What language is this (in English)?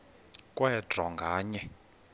Xhosa